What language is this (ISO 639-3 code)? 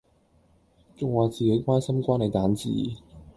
yue